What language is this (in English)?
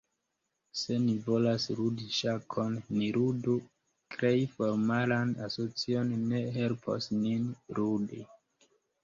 Esperanto